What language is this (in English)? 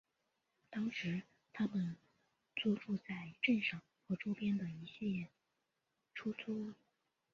Chinese